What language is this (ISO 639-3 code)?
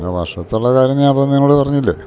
mal